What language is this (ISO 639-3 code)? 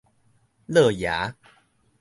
nan